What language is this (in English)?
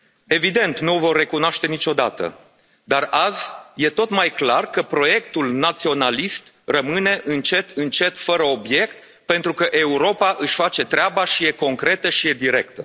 Romanian